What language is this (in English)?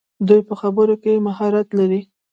Pashto